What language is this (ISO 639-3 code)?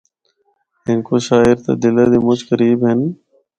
hno